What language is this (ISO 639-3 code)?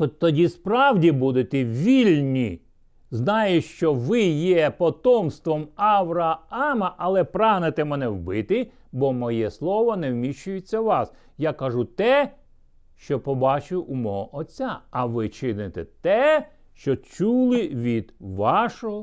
ukr